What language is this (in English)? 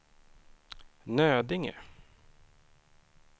Swedish